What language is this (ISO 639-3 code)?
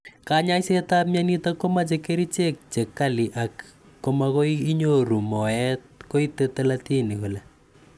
kln